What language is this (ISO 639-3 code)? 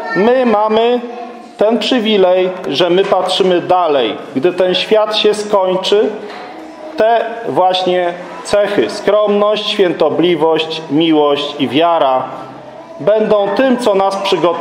pol